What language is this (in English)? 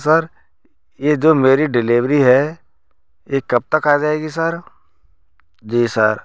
Hindi